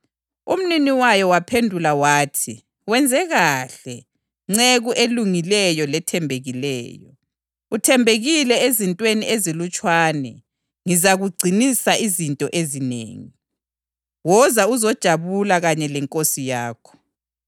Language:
North Ndebele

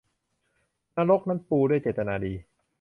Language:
Thai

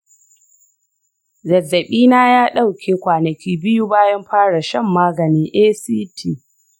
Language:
Hausa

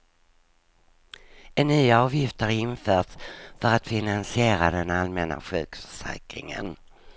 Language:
Swedish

